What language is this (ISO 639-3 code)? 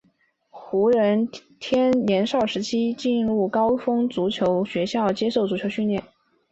zho